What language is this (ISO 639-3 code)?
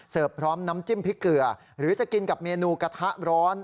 tha